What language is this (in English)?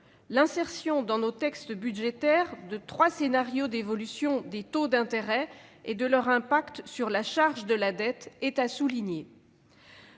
French